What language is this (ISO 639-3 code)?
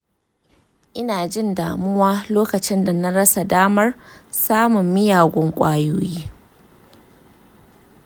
hau